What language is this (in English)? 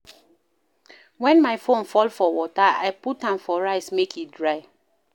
Nigerian Pidgin